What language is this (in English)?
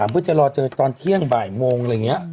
Thai